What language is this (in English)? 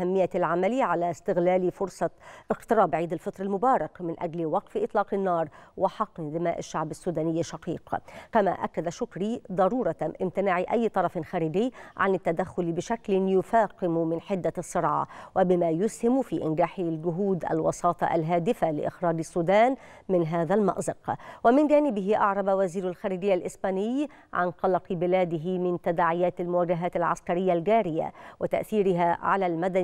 Arabic